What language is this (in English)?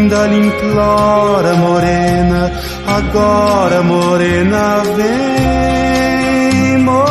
Romanian